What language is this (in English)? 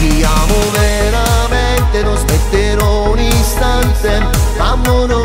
Romanian